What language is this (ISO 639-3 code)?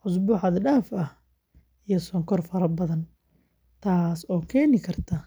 som